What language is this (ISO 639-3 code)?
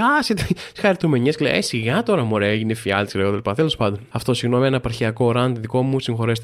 ell